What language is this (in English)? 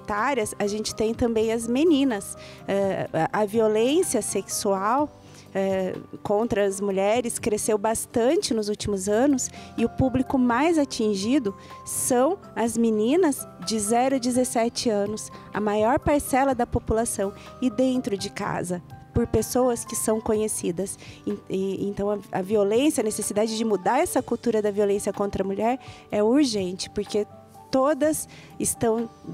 Portuguese